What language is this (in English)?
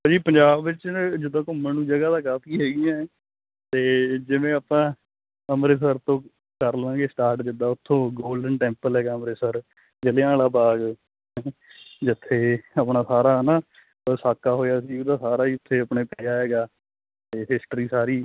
Punjabi